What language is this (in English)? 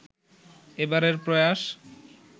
Bangla